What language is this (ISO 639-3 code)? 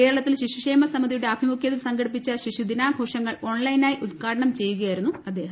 mal